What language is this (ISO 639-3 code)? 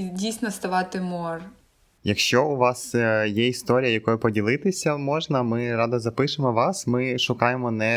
ukr